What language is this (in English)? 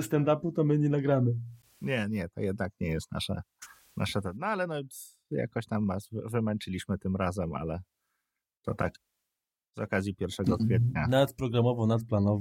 Polish